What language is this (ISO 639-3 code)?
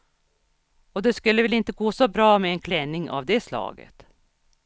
swe